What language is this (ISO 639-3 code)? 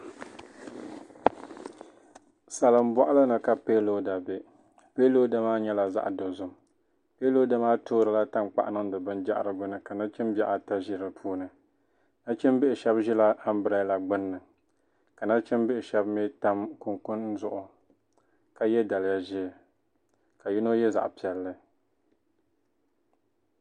dag